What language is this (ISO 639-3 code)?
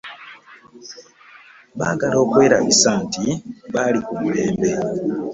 lug